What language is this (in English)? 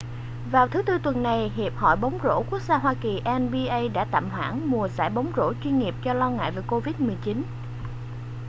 Vietnamese